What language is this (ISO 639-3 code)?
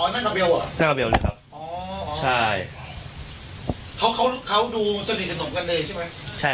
tha